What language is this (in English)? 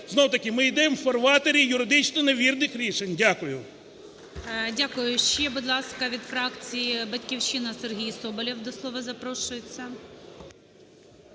Ukrainian